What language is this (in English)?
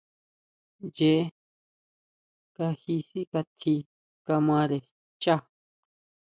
Huautla Mazatec